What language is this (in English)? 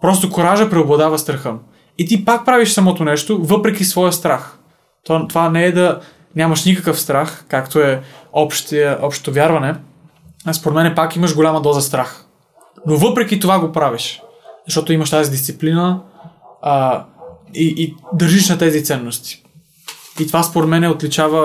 Bulgarian